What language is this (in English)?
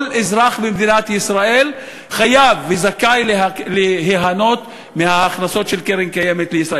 Hebrew